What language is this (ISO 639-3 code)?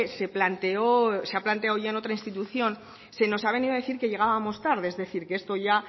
spa